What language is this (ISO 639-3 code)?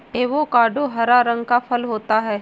hin